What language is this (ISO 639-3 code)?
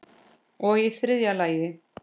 isl